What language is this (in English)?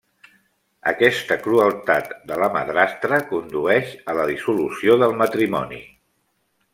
Catalan